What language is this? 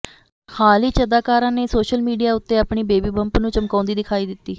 Punjabi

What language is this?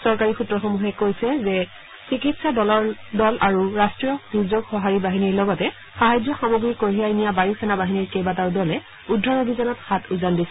Assamese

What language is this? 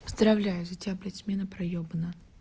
Russian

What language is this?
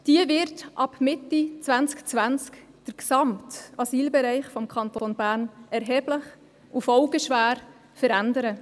Swiss German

